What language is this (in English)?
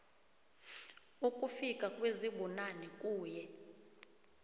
South Ndebele